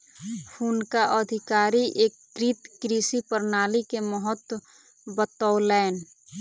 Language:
Maithili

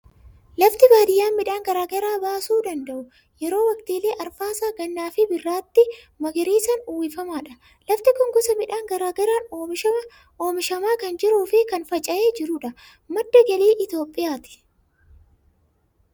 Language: Oromo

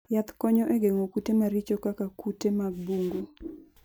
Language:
Luo (Kenya and Tanzania)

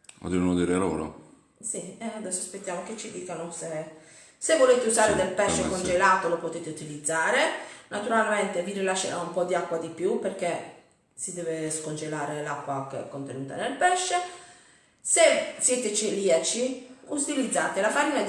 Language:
Italian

